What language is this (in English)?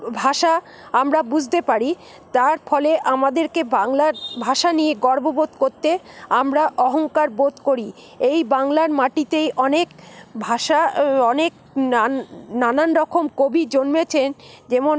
Bangla